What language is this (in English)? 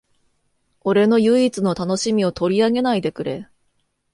Japanese